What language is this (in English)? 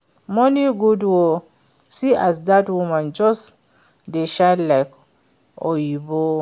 Nigerian Pidgin